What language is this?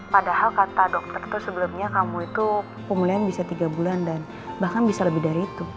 Indonesian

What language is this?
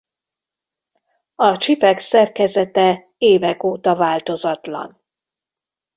Hungarian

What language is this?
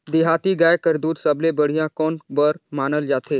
Chhattisgarhi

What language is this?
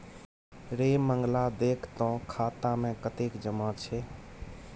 Maithili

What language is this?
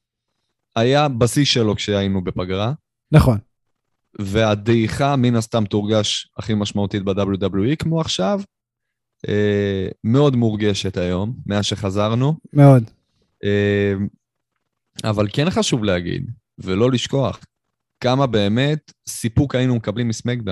Hebrew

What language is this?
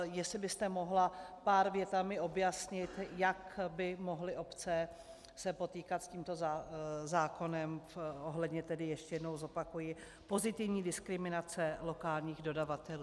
Czech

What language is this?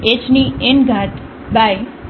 Gujarati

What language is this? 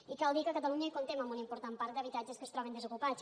Catalan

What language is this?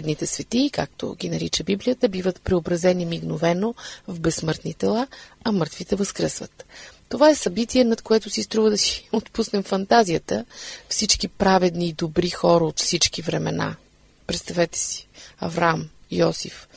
Bulgarian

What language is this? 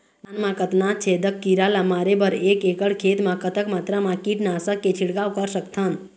Chhattisgarhi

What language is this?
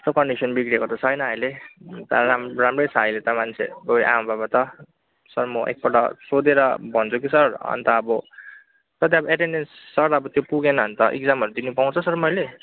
Nepali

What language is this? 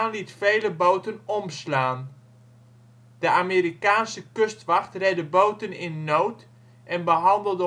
Dutch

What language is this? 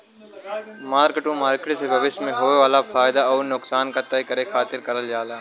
Bhojpuri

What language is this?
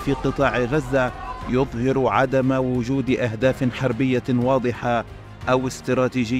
Arabic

